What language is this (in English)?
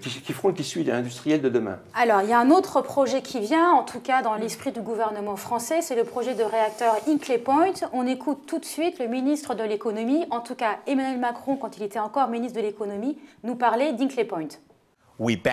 French